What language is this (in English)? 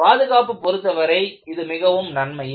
Tamil